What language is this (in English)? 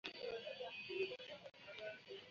Ganda